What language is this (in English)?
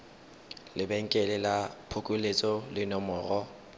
Tswana